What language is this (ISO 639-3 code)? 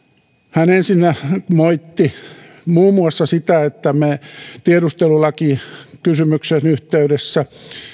fin